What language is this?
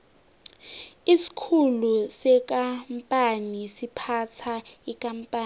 South Ndebele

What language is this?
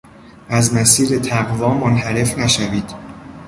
Persian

